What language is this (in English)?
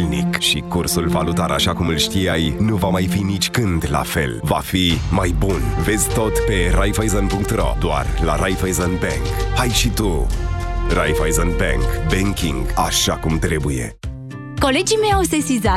Romanian